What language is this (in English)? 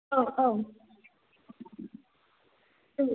Bodo